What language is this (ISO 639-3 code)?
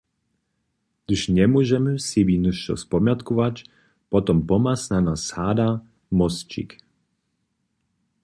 hsb